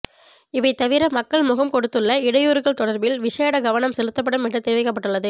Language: Tamil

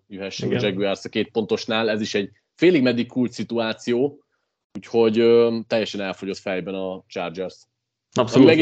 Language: Hungarian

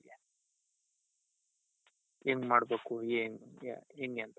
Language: Kannada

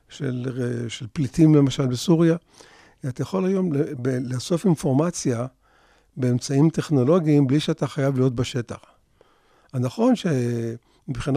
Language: Hebrew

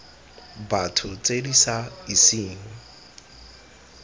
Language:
Tswana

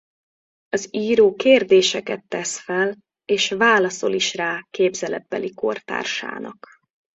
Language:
Hungarian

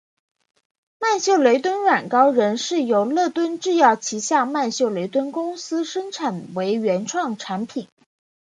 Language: Chinese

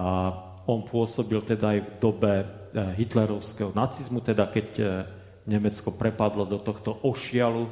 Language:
Slovak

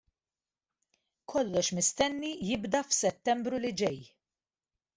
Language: Maltese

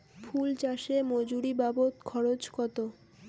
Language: Bangla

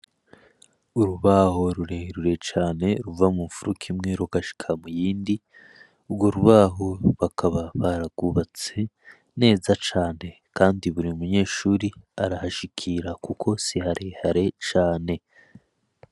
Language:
Rundi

